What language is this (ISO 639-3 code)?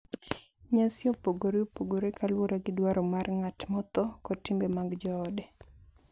luo